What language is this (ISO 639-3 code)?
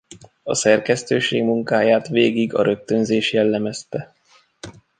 hun